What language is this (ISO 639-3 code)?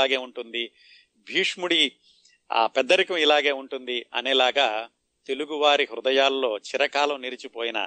tel